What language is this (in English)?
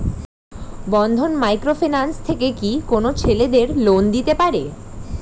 Bangla